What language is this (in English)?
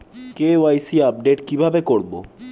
Bangla